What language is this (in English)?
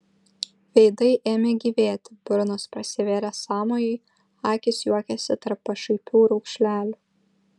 Lithuanian